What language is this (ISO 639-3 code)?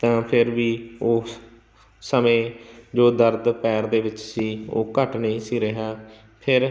pan